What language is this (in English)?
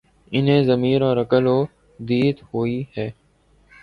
Urdu